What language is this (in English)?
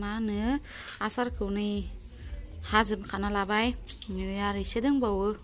Thai